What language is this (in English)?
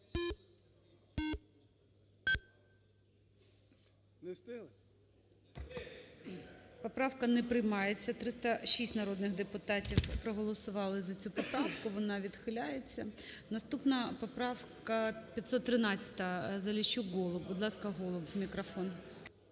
Ukrainian